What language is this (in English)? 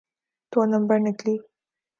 Urdu